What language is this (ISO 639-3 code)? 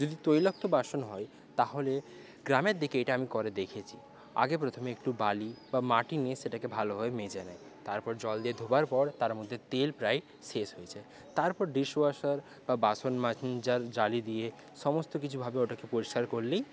ben